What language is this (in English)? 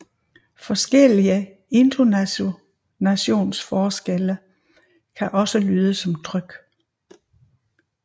Danish